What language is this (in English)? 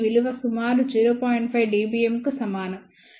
Telugu